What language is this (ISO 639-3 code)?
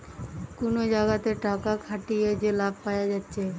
ben